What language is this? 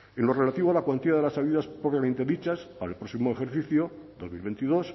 Spanish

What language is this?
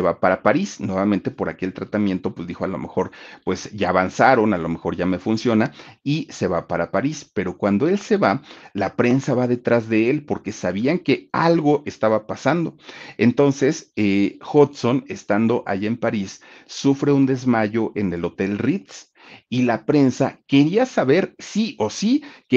Spanish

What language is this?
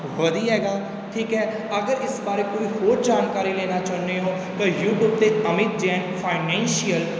Punjabi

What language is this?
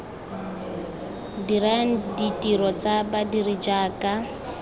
Tswana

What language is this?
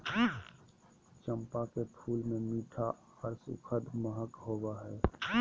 Magahi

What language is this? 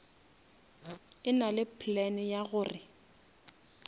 Northern Sotho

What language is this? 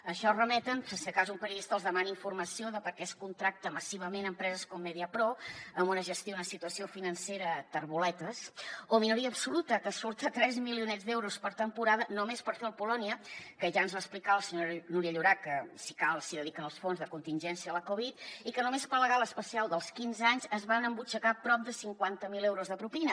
Catalan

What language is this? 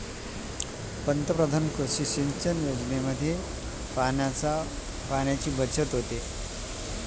Marathi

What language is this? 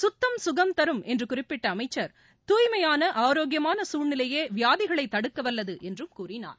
Tamil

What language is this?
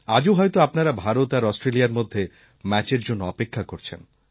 Bangla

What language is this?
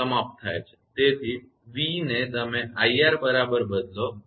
Gujarati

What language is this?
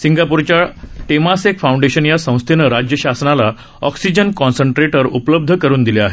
Marathi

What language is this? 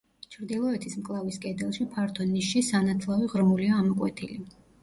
Georgian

